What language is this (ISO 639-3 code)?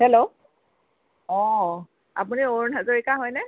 asm